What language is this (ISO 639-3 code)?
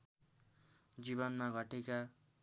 nep